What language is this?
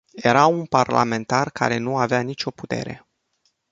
Romanian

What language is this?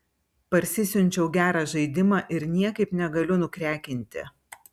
Lithuanian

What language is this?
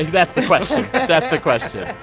English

